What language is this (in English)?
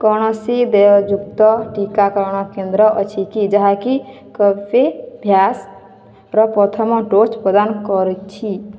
Odia